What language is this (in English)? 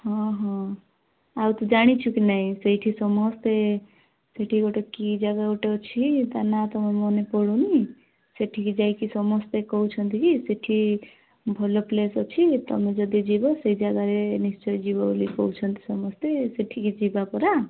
Odia